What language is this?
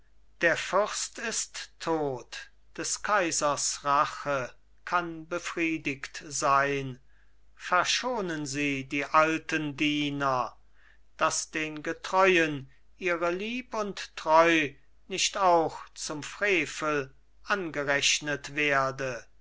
German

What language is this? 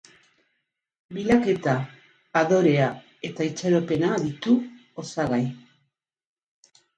Basque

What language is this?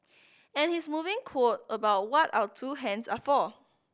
English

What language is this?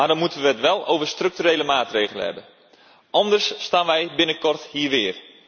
Dutch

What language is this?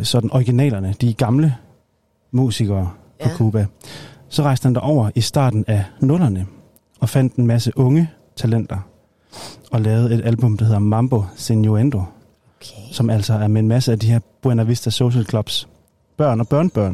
Danish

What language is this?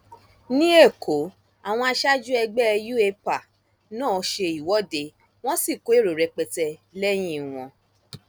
Yoruba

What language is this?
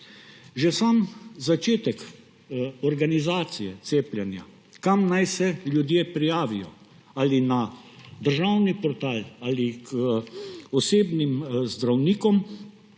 Slovenian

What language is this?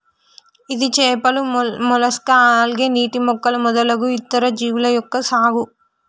Telugu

